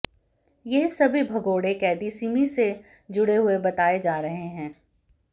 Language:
Hindi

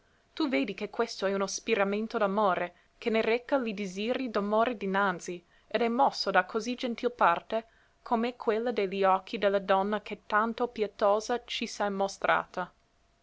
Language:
Italian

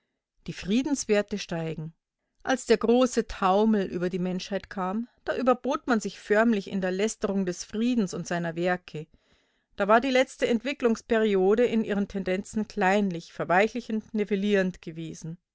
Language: German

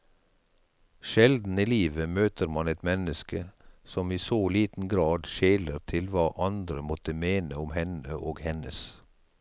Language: Norwegian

